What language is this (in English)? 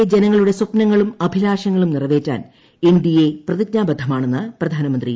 Malayalam